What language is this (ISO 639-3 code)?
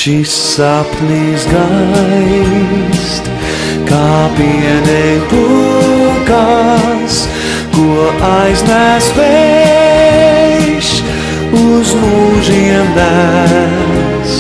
lav